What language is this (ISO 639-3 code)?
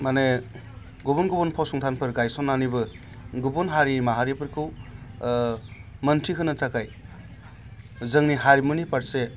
brx